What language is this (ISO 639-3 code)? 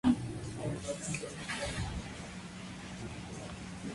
spa